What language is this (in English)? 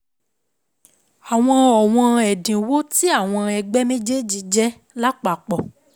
Yoruba